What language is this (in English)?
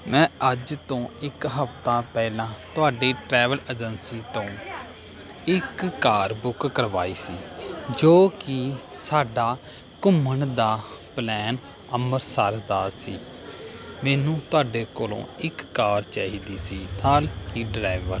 Punjabi